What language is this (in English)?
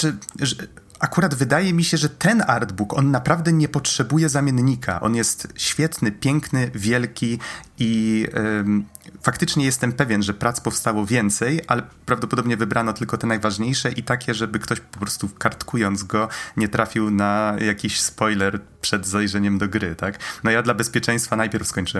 Polish